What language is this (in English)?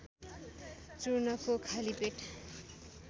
Nepali